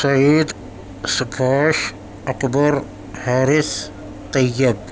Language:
Urdu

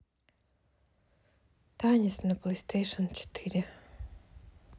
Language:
Russian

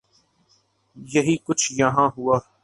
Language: Urdu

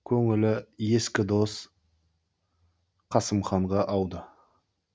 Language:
Kazakh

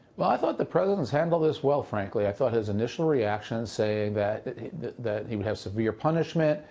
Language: English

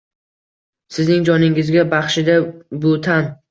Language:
Uzbek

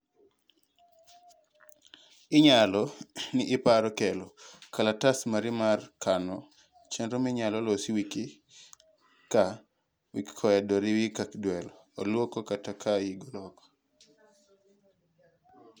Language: Luo (Kenya and Tanzania)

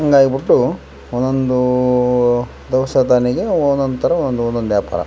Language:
Kannada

